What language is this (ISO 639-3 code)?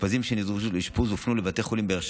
heb